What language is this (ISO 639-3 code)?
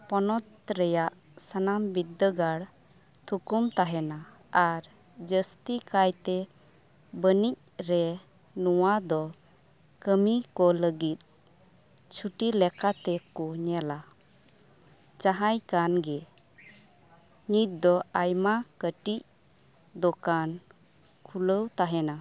sat